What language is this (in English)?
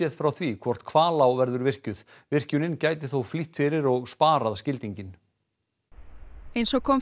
Icelandic